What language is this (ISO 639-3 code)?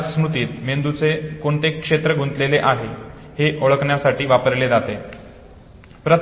mar